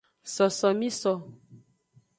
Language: Aja (Benin)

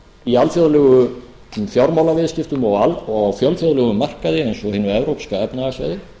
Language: Icelandic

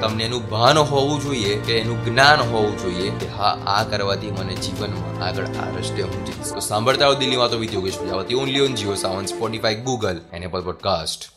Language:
Gujarati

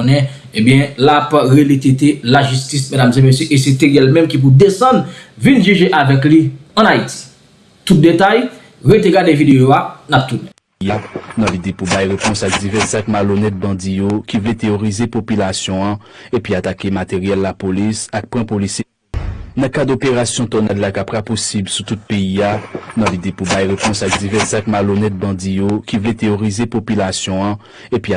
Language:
French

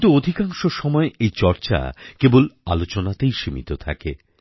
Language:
Bangla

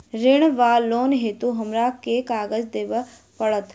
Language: Maithili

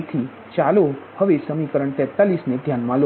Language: Gujarati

